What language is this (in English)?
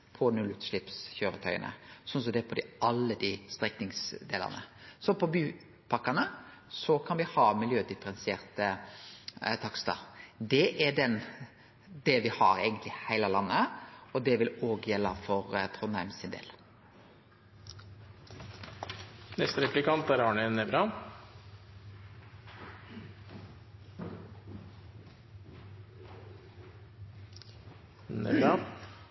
Norwegian Nynorsk